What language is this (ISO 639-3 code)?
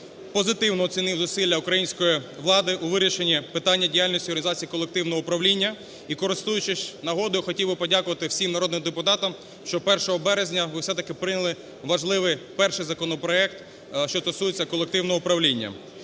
ukr